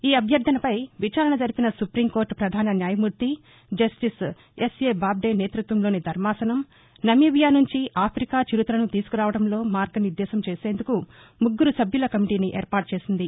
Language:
Telugu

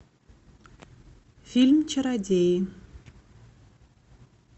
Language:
Russian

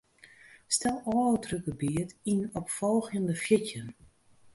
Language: Western Frisian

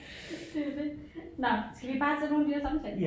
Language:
Danish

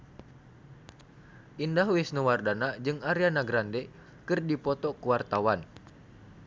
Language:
Sundanese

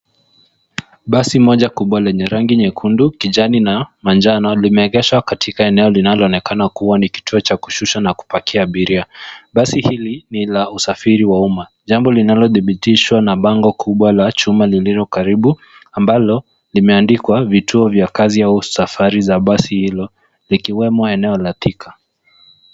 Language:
Swahili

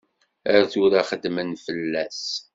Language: Kabyle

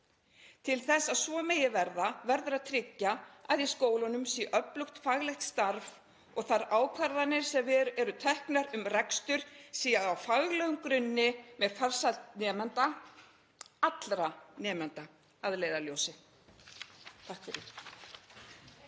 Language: Icelandic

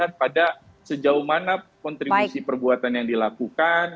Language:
Indonesian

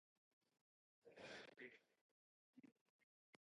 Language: Chinese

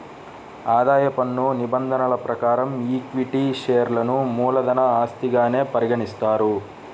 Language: Telugu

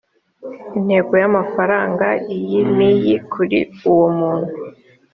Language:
Kinyarwanda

